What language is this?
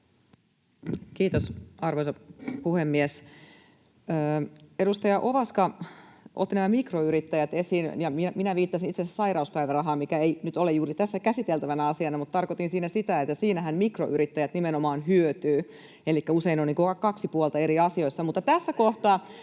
Finnish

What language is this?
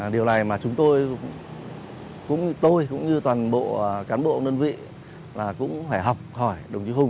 Vietnamese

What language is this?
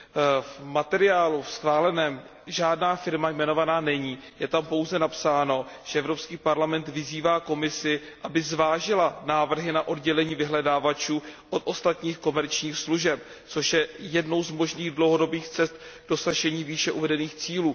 Czech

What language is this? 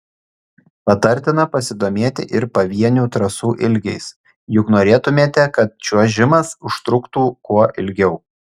Lithuanian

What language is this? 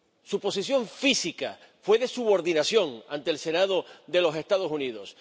Spanish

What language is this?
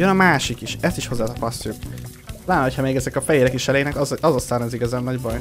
Hungarian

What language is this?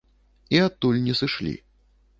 Belarusian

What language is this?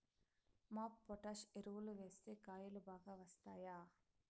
Telugu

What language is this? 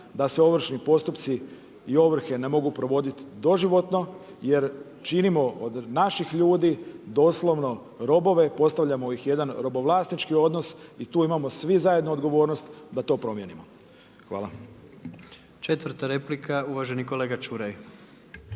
Croatian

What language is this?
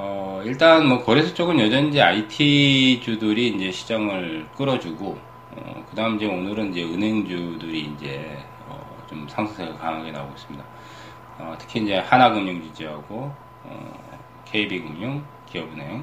Korean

